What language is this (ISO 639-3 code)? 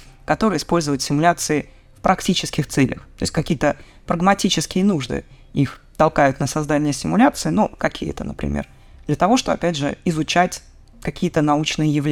rus